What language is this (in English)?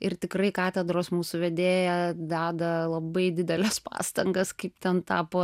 Lithuanian